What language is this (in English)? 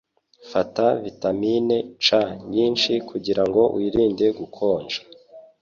Kinyarwanda